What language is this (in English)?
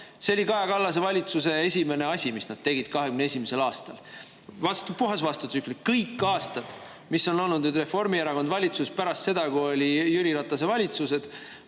Estonian